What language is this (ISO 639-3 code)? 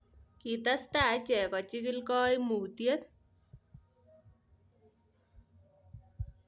kln